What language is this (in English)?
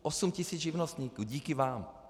Czech